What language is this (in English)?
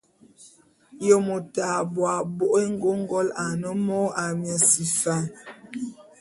Bulu